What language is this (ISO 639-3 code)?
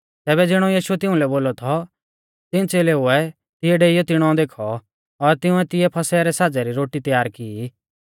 bfz